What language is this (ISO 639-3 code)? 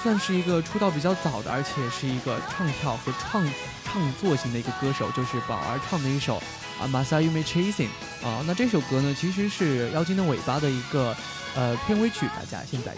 zho